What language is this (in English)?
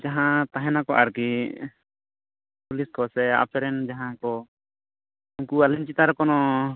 Santali